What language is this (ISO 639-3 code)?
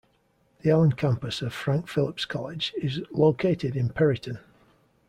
eng